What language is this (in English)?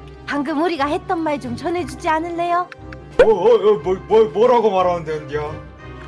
Korean